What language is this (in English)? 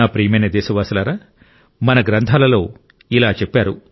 Telugu